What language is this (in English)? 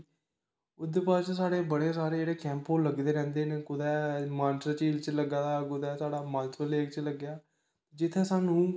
Dogri